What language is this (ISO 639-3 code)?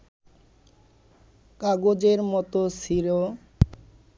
ben